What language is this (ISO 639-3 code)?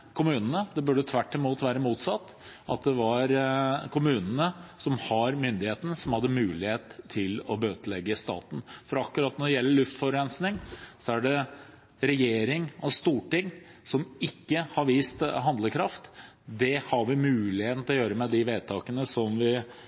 nob